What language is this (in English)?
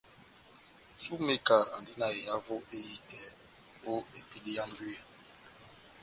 Batanga